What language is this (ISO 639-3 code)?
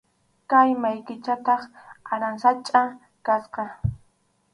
qxu